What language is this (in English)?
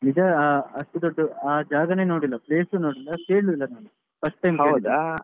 Kannada